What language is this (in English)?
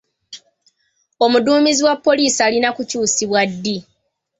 Ganda